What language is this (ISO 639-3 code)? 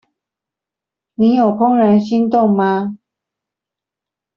zho